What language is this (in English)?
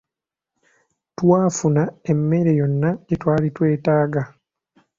Ganda